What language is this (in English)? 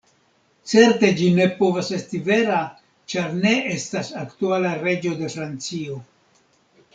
Esperanto